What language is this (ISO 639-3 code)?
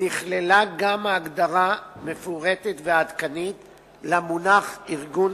heb